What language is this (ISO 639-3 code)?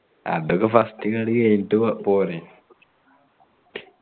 mal